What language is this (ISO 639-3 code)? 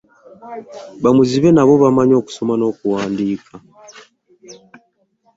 lug